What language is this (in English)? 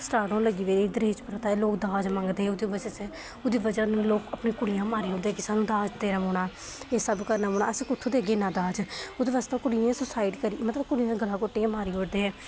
Dogri